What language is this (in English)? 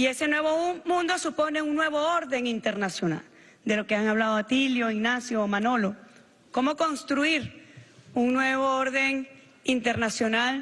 Spanish